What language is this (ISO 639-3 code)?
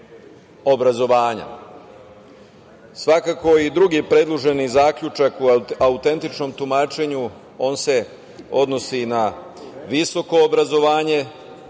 srp